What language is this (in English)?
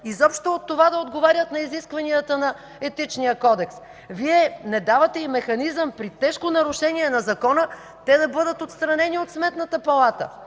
Bulgarian